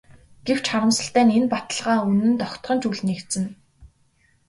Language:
Mongolian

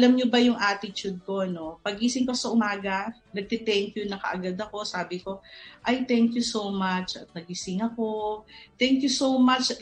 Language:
Filipino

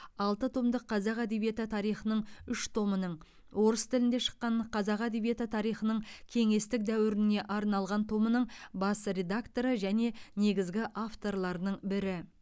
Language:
Kazakh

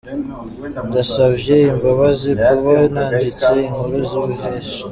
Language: Kinyarwanda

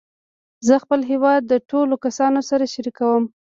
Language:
Pashto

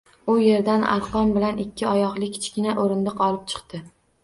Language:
Uzbek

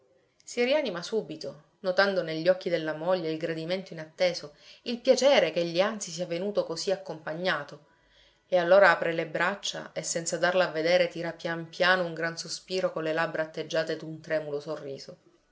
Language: Italian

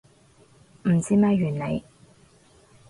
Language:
Cantonese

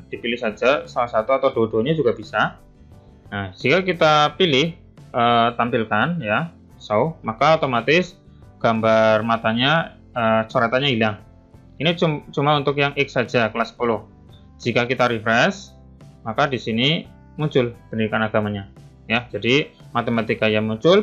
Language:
Indonesian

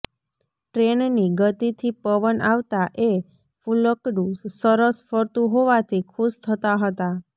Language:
Gujarati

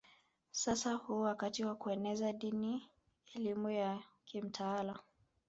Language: Swahili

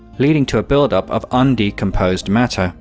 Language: English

